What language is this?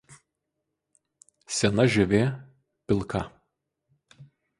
Lithuanian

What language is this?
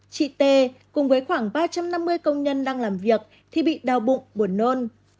Vietnamese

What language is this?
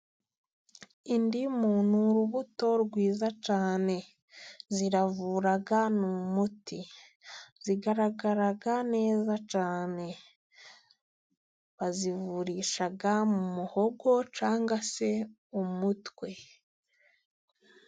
Kinyarwanda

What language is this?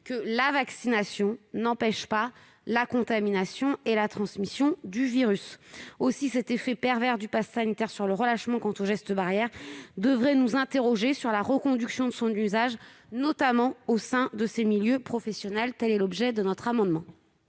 French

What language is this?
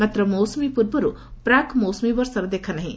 Odia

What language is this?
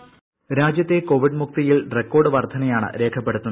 Malayalam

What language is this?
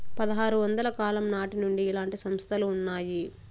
Telugu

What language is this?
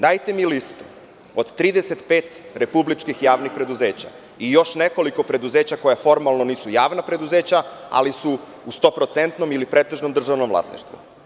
Serbian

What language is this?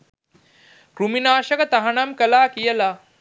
Sinhala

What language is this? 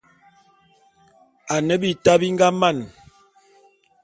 Bulu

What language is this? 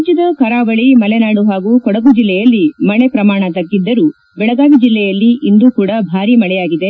Kannada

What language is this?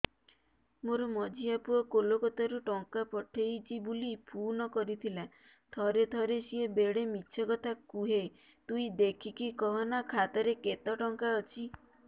Odia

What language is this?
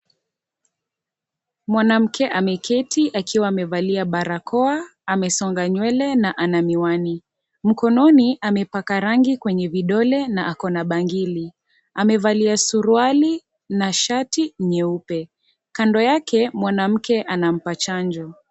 Swahili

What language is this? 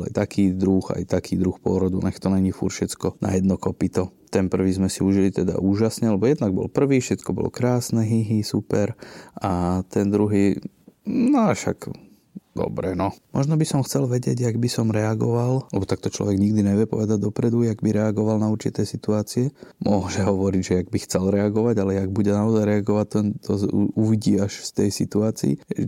Slovak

